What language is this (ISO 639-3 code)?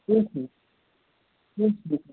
kas